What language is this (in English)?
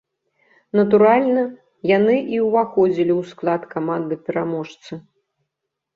Belarusian